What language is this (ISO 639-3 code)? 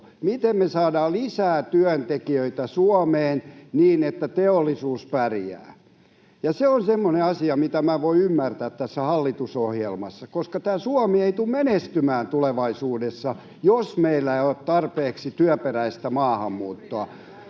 fin